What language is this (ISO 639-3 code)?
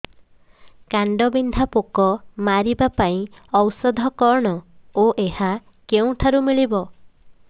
ori